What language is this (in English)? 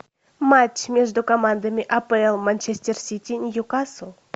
Russian